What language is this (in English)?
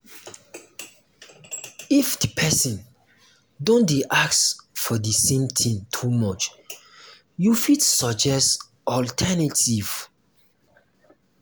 Nigerian Pidgin